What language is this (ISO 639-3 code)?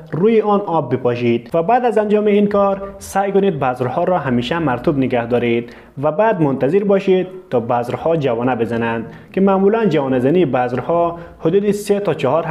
fas